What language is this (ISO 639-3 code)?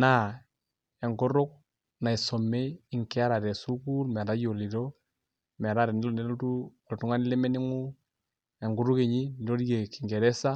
mas